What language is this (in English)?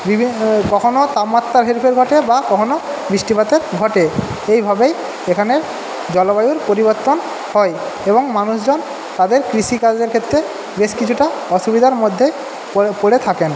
Bangla